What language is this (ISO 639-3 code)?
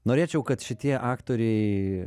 lit